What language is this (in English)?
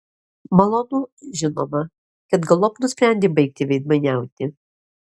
Lithuanian